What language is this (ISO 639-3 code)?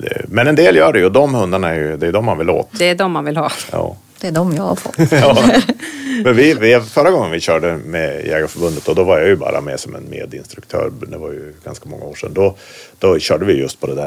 swe